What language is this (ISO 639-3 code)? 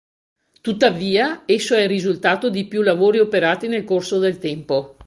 ita